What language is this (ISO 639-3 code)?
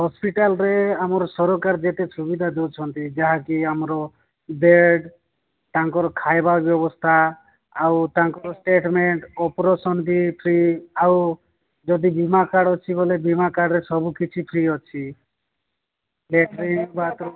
ori